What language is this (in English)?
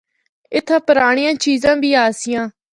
Northern Hindko